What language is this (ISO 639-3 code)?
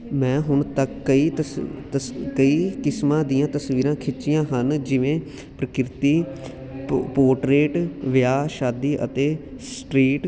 pan